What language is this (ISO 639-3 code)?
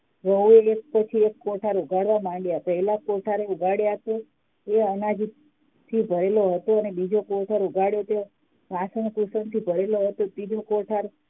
guj